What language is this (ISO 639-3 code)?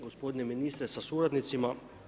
hrv